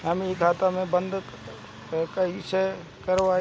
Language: Bhojpuri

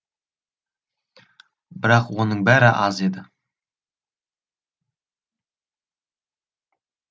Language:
Kazakh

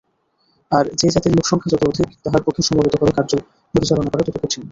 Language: Bangla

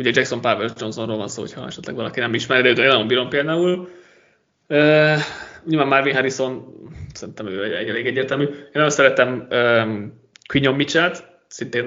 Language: Hungarian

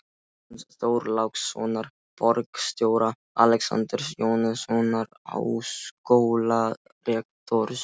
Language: Icelandic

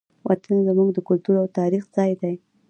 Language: Pashto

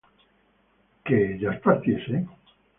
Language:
Spanish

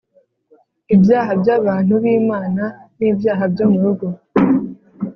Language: Kinyarwanda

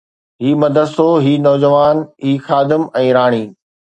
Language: Sindhi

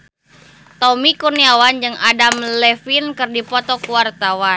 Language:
Sundanese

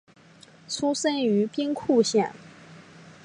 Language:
Chinese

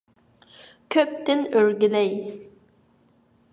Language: Uyghur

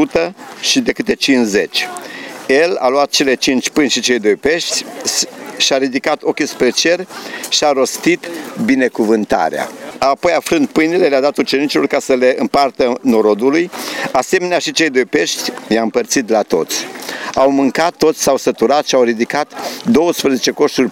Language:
Romanian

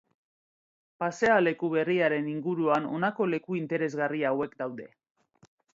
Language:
Basque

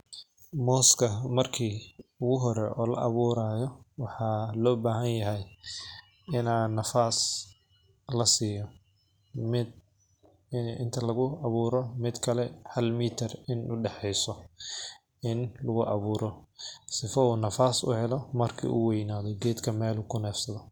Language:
Somali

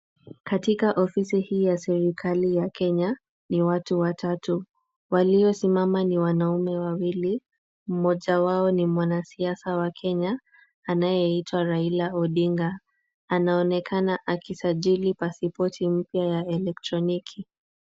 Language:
Swahili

